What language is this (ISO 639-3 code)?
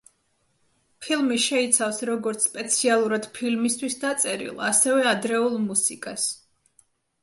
kat